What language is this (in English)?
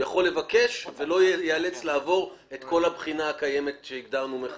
Hebrew